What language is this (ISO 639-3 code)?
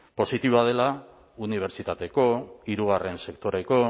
eus